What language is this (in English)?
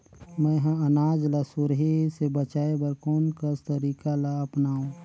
Chhattisgarhi